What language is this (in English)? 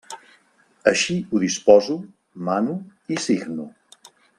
Catalan